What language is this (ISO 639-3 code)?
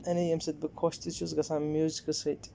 kas